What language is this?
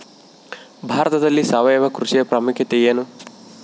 Kannada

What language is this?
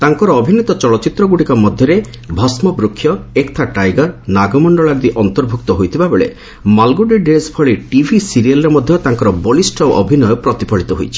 Odia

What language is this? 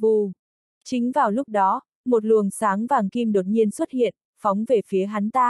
Vietnamese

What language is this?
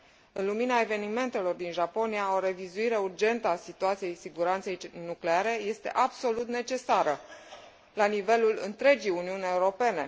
Romanian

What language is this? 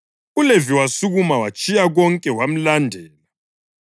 North Ndebele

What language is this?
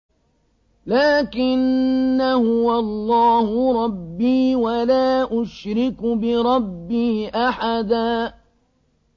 Arabic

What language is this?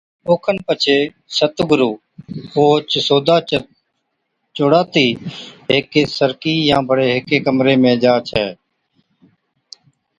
Od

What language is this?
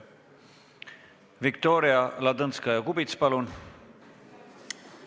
Estonian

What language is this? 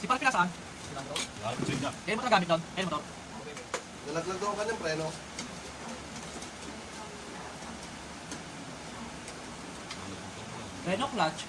Indonesian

